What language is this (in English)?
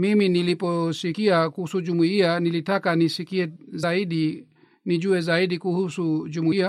Swahili